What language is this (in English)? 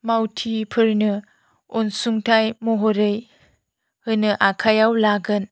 Bodo